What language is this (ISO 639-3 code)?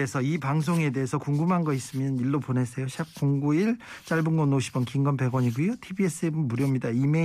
kor